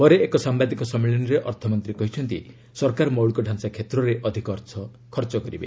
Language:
Odia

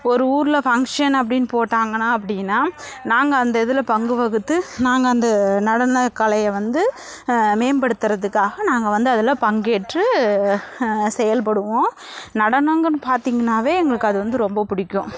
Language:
Tamil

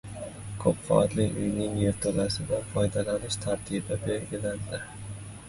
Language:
Uzbek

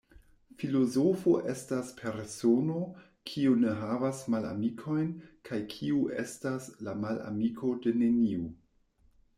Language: Esperanto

